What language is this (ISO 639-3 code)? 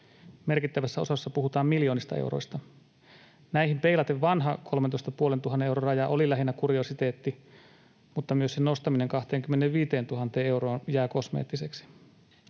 fin